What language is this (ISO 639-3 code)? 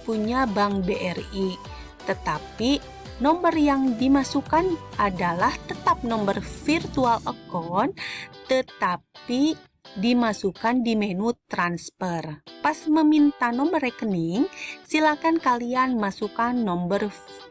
ind